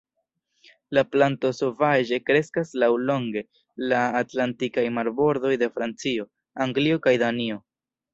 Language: Esperanto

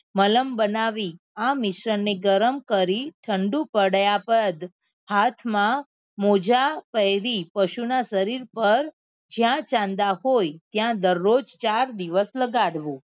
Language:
Gujarati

